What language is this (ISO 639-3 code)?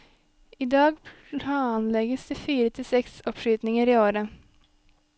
nor